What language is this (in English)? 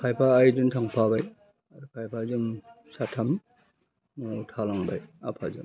Bodo